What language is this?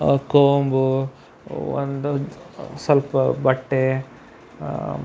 Kannada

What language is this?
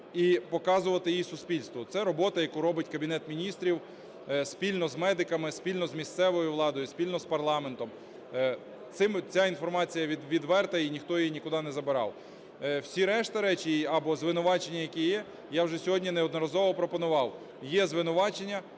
Ukrainian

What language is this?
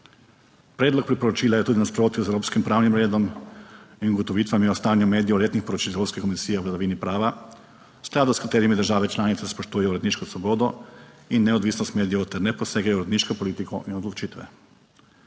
Slovenian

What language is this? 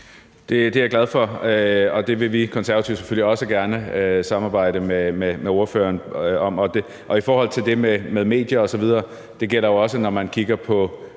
Danish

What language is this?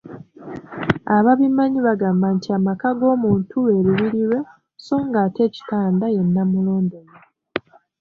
Ganda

